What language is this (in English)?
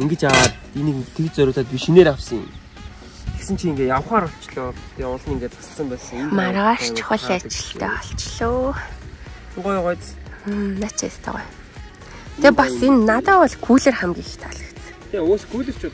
Arabic